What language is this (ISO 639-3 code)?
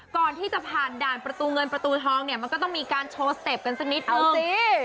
tha